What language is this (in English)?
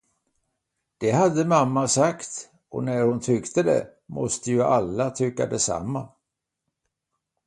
Swedish